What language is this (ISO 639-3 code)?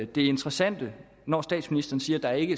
dan